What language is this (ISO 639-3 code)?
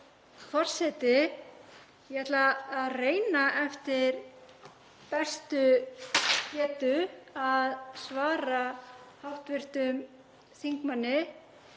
isl